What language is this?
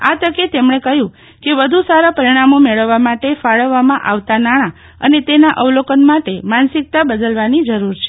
Gujarati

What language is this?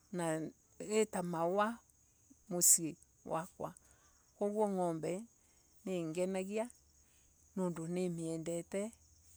Embu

